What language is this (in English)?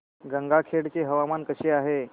Marathi